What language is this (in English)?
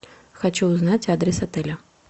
Russian